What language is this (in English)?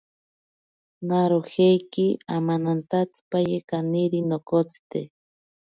Ashéninka Perené